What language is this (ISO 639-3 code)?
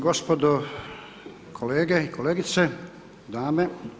hrv